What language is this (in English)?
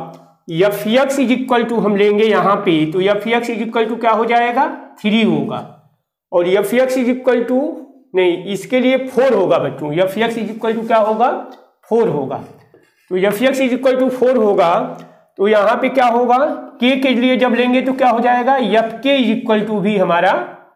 Hindi